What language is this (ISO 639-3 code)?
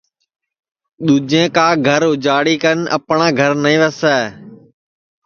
ssi